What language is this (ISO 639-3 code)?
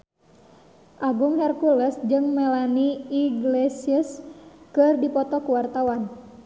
sun